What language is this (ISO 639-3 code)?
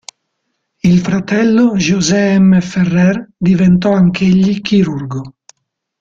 ita